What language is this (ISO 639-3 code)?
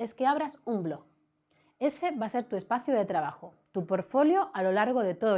spa